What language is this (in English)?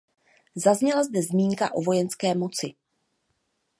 Czech